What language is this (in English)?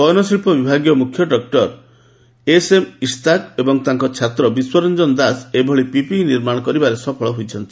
Odia